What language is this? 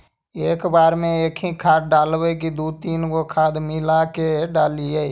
Magahi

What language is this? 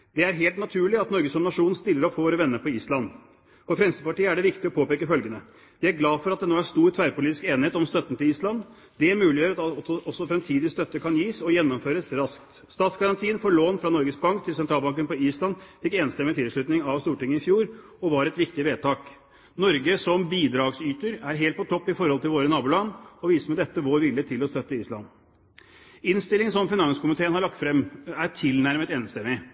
Norwegian Bokmål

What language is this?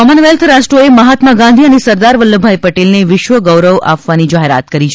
Gujarati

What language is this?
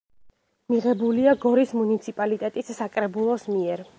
Georgian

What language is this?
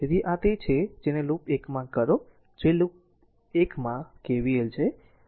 Gujarati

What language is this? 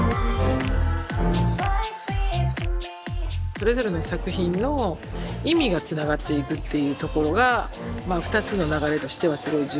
Japanese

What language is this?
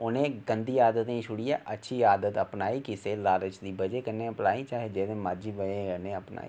Dogri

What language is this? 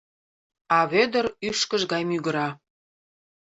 Mari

